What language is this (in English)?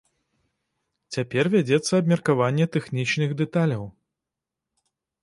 Belarusian